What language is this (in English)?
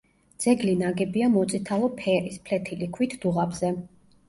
Georgian